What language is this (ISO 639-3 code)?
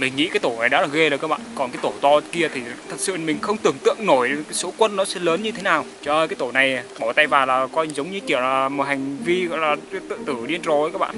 vie